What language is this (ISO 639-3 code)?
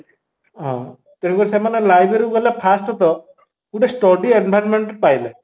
ori